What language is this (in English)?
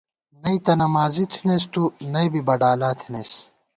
Gawar-Bati